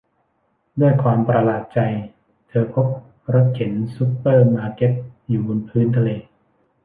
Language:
Thai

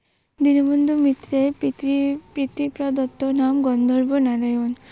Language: Bangla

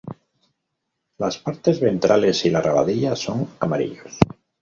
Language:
Spanish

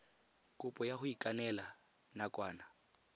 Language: Tswana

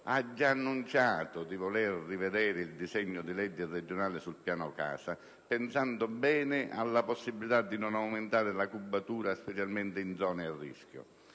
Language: Italian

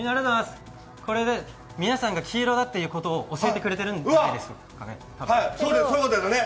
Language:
Japanese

